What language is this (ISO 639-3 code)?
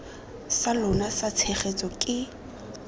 tsn